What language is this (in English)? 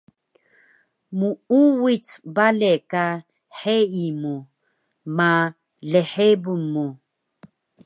Taroko